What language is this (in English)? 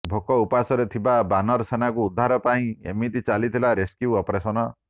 Odia